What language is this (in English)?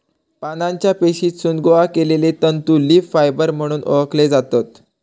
Marathi